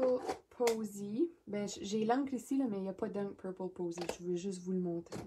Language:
French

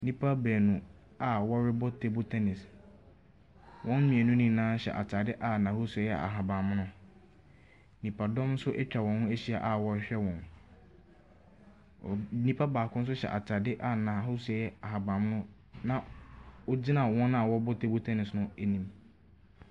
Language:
Akan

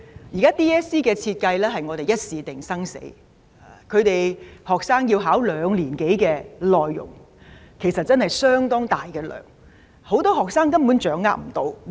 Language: Cantonese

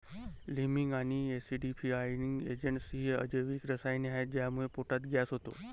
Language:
Marathi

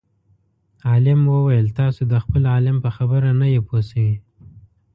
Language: Pashto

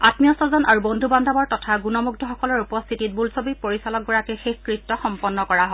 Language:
Assamese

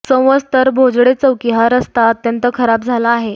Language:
Marathi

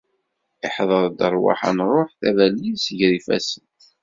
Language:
Kabyle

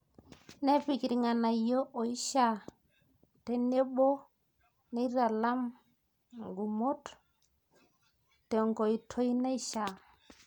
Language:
Masai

